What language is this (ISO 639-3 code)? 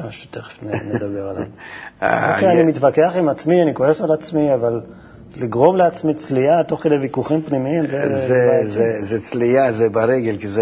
heb